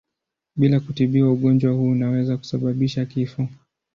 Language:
Swahili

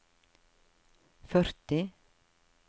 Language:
Norwegian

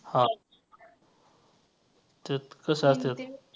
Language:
Marathi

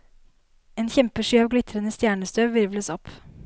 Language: Norwegian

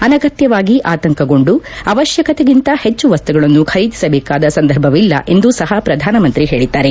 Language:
Kannada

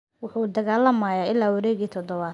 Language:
Somali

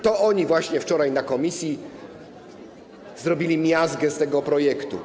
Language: Polish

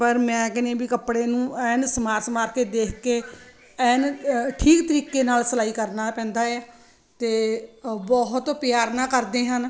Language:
Punjabi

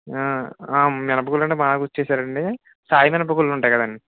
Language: Telugu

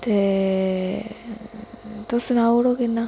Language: Dogri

